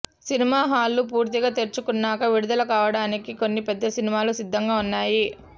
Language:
Telugu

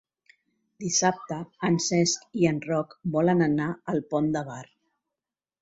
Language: Catalan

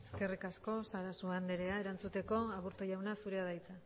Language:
Basque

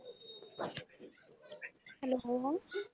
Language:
Punjabi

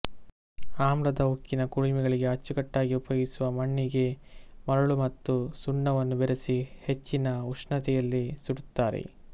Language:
Kannada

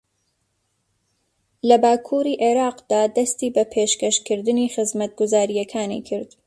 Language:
Central Kurdish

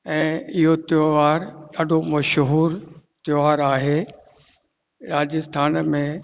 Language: Sindhi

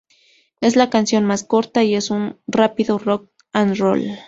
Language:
Spanish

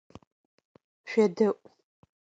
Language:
Adyghe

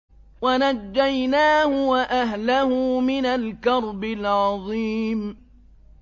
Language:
Arabic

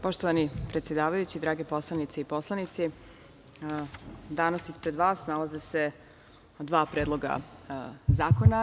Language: Serbian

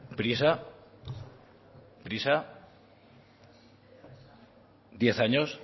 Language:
Spanish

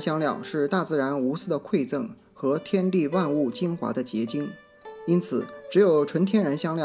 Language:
Chinese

